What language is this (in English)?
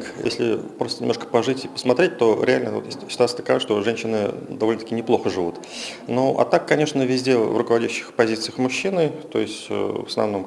Russian